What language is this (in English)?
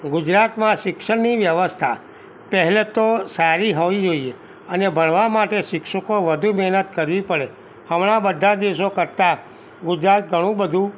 Gujarati